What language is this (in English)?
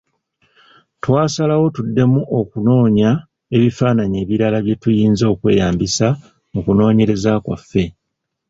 Ganda